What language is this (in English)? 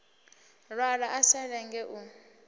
Venda